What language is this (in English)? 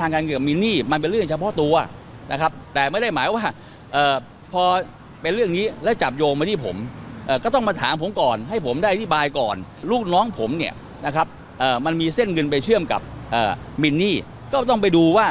Thai